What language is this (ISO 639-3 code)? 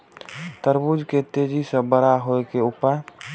mai